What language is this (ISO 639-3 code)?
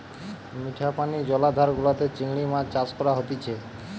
ben